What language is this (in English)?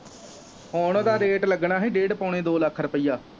Punjabi